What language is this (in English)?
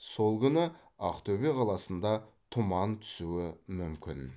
Kazakh